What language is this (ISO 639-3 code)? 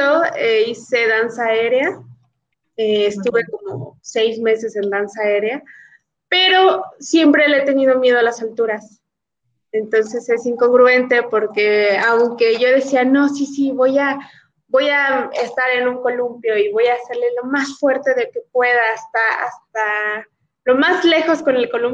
spa